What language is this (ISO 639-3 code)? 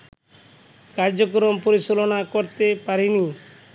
ben